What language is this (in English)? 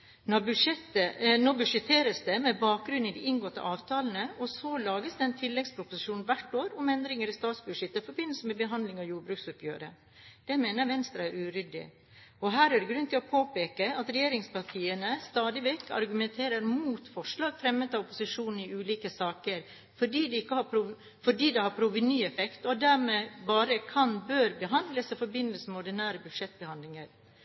Norwegian Bokmål